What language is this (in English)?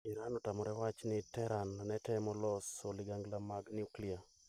Luo (Kenya and Tanzania)